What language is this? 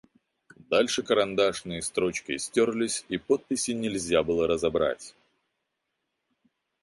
Russian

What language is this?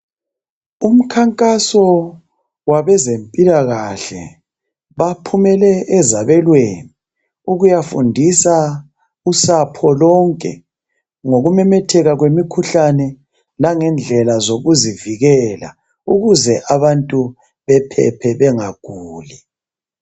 North Ndebele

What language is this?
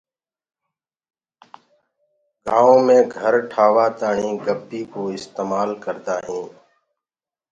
Gurgula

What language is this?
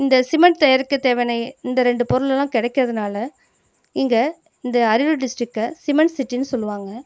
Tamil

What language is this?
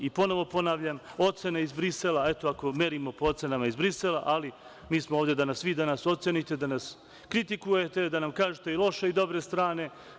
Serbian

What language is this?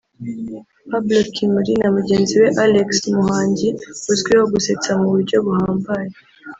Kinyarwanda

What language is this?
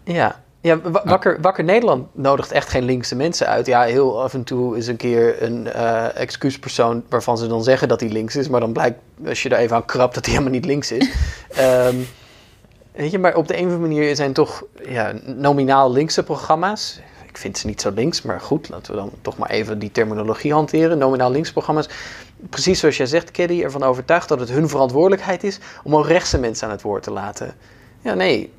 Dutch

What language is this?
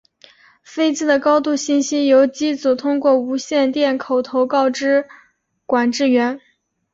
Chinese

